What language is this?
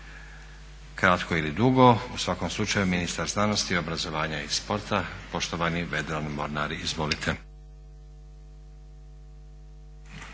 Croatian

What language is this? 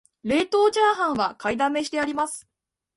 Japanese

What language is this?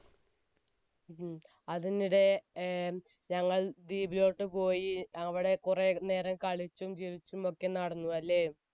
Malayalam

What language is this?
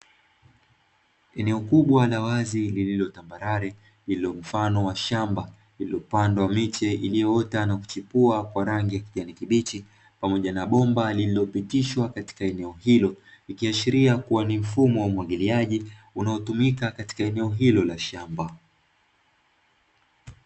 Swahili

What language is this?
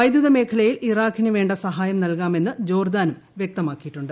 Malayalam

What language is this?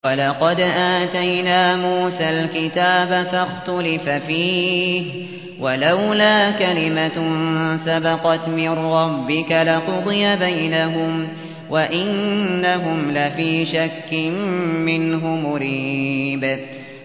Arabic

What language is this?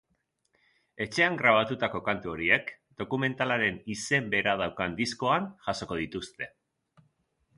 Basque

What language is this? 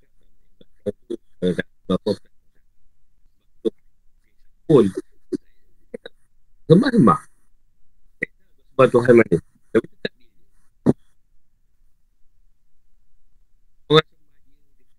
Malay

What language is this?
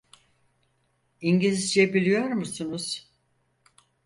Turkish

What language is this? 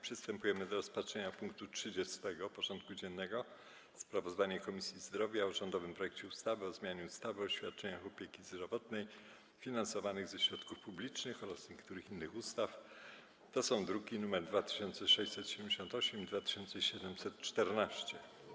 Polish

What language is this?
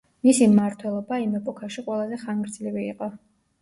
Georgian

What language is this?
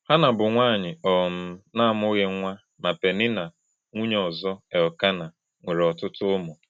Igbo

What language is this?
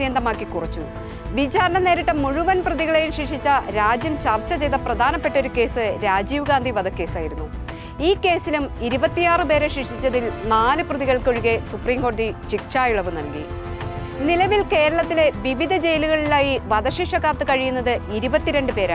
Malayalam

